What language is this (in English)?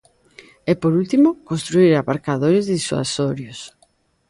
Galician